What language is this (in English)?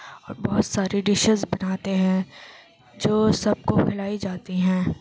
Urdu